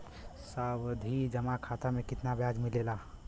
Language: Bhojpuri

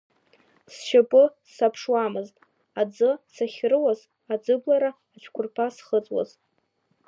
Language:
Abkhazian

